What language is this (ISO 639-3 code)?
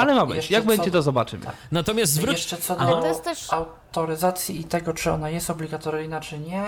pol